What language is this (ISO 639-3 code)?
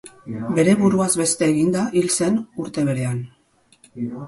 eus